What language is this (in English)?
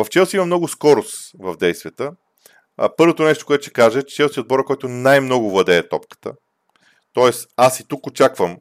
Bulgarian